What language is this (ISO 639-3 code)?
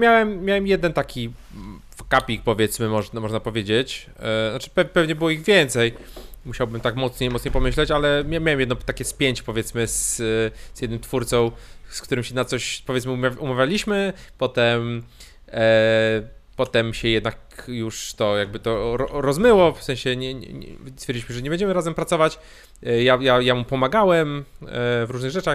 pol